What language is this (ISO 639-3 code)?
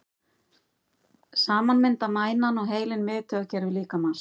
isl